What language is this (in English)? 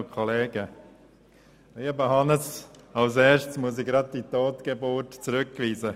Swiss German